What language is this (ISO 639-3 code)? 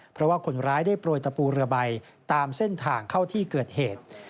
tha